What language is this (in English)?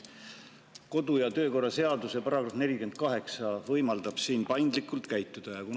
Estonian